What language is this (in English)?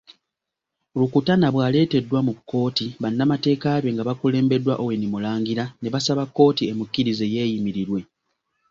Ganda